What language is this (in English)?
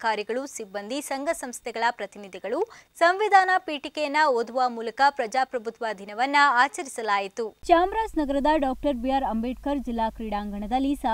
Romanian